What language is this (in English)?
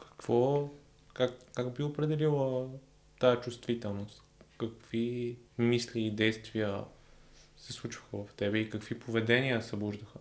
Bulgarian